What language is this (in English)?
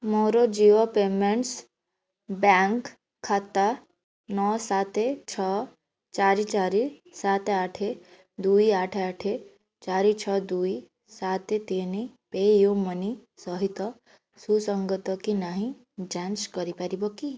Odia